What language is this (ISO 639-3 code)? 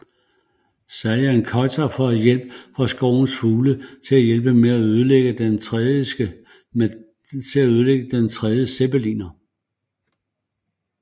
dan